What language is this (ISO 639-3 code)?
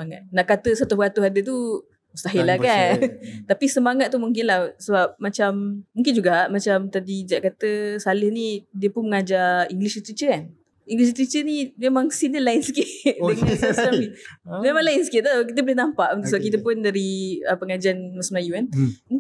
msa